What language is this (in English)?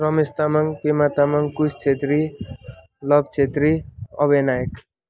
Nepali